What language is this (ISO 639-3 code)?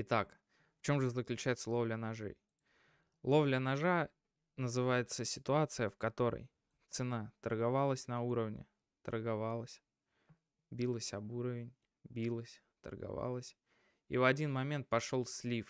rus